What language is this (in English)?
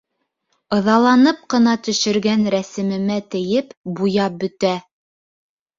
Bashkir